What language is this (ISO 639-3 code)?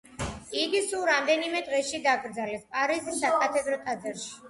kat